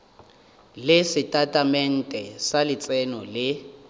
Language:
Northern Sotho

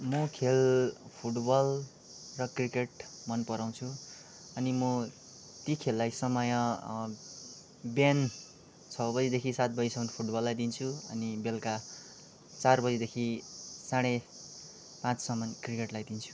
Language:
Nepali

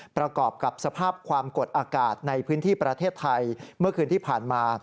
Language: Thai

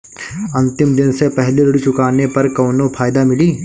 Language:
Bhojpuri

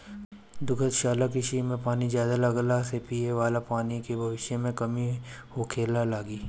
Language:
Bhojpuri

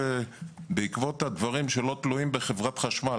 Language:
Hebrew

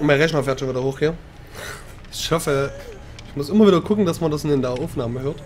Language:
German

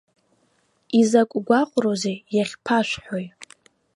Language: Abkhazian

